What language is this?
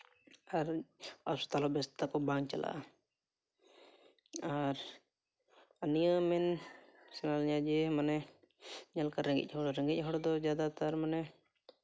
Santali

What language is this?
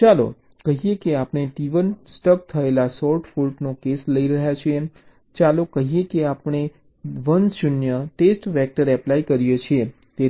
Gujarati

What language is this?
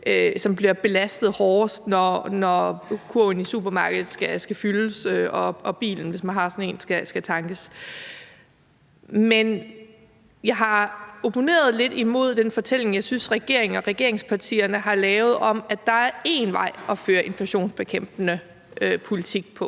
Danish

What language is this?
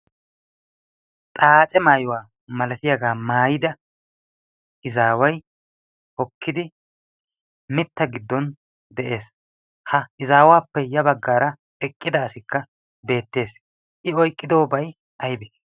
Wolaytta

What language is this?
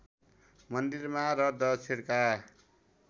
Nepali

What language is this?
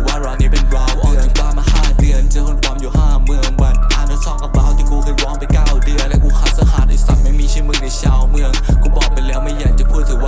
Thai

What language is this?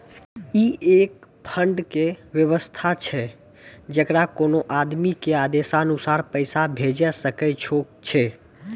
Maithili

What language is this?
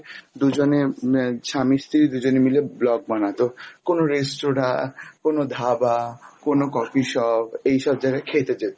Bangla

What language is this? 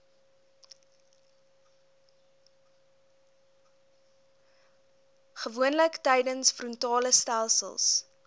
Afrikaans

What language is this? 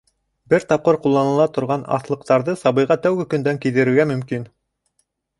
Bashkir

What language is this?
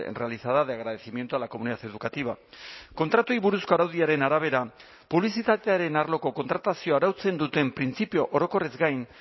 Basque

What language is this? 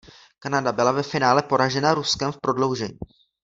Czech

